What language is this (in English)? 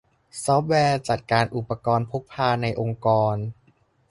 Thai